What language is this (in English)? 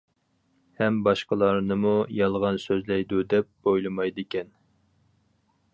Uyghur